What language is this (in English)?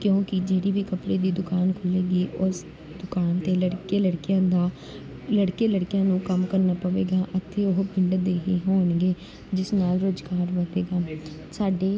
Punjabi